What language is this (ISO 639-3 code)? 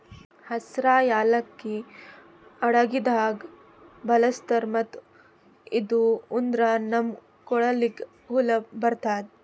kan